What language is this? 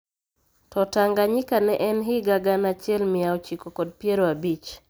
Luo (Kenya and Tanzania)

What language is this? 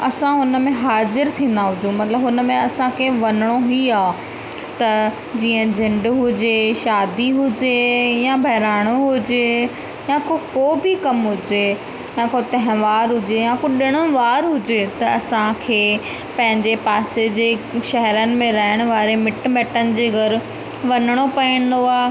Sindhi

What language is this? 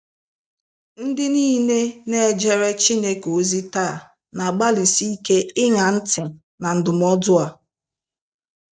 Igbo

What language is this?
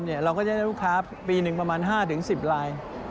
Thai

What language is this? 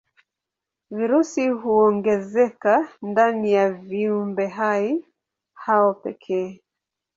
Swahili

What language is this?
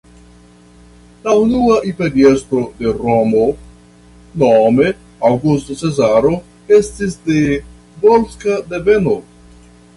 Esperanto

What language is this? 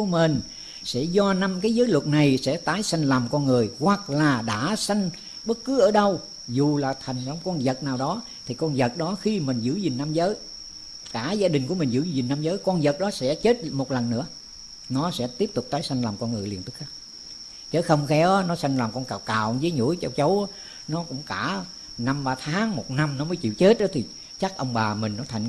Vietnamese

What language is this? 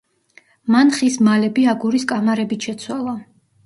Georgian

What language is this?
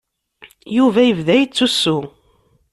Kabyle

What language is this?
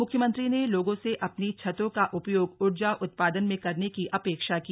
Hindi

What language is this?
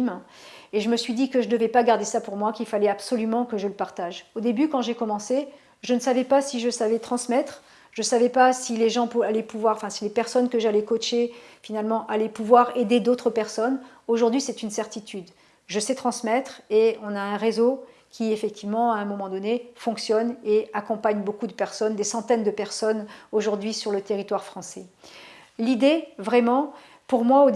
French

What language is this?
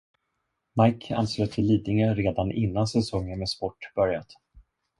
Swedish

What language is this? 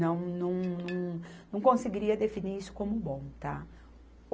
Portuguese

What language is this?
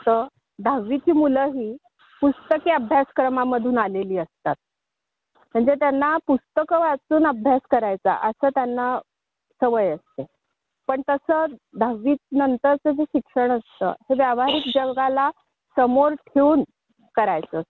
Marathi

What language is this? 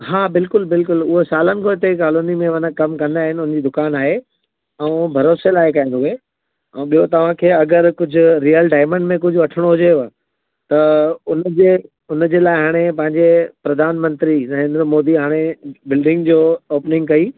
Sindhi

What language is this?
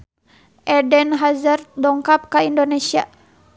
Sundanese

